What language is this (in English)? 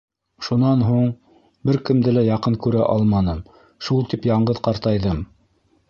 Bashkir